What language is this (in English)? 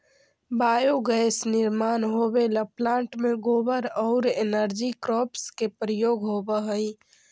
Magahi